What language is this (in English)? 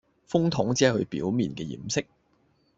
Cantonese